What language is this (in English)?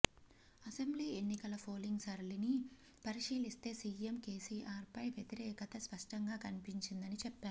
Telugu